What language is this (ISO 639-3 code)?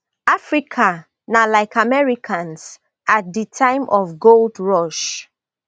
pcm